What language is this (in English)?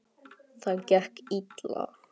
Icelandic